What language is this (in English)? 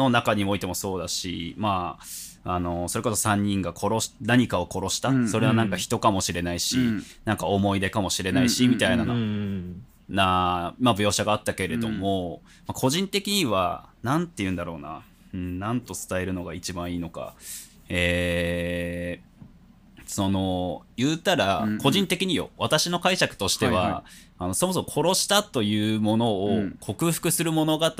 Japanese